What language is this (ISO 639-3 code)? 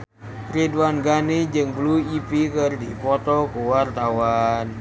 sun